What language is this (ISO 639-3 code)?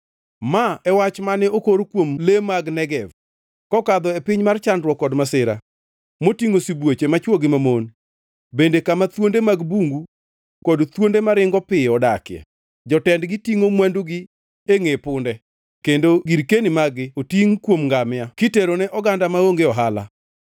luo